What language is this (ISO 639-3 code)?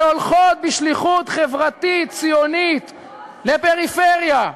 heb